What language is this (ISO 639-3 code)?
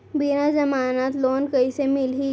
hne